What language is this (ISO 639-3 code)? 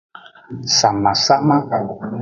ajg